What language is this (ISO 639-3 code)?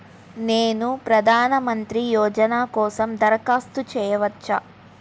tel